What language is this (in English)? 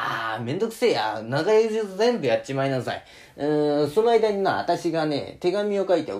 Japanese